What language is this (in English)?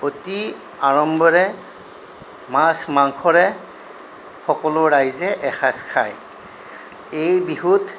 Assamese